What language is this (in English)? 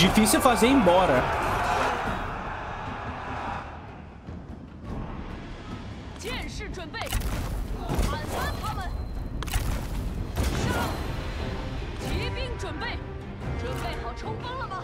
Portuguese